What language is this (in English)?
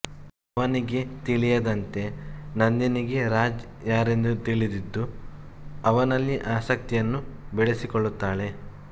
Kannada